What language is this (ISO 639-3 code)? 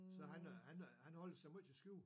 dan